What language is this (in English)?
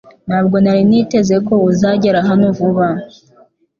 Kinyarwanda